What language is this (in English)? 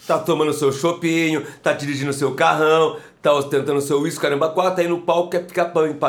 Portuguese